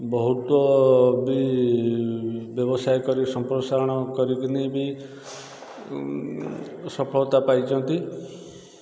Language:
Odia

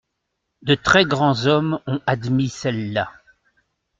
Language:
French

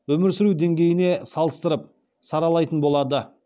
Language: Kazakh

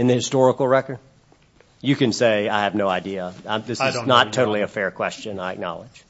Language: English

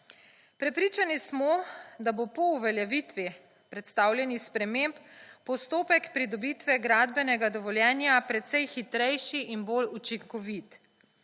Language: Slovenian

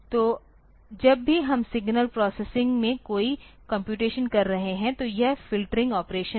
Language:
Hindi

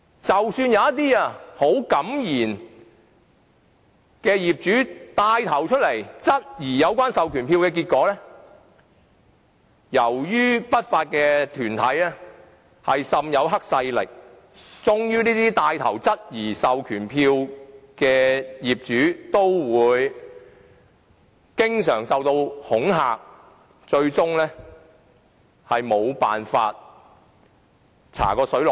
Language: Cantonese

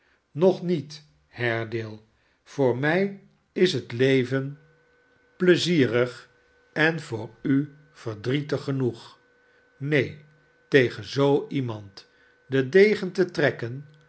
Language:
Dutch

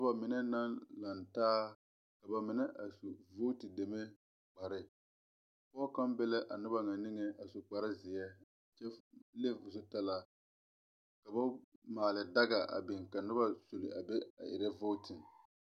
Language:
Southern Dagaare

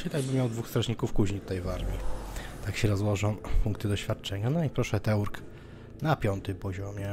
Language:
Polish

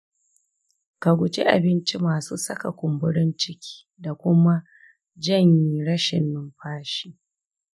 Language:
Hausa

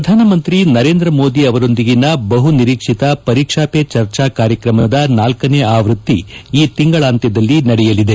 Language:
Kannada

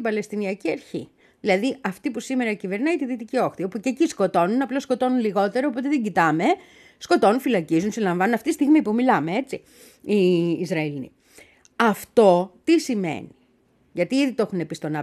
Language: Greek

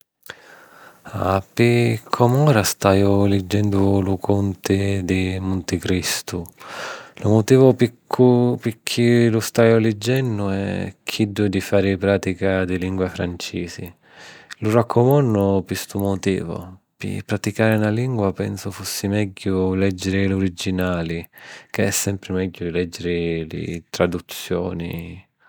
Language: Sicilian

